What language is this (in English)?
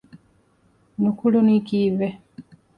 Divehi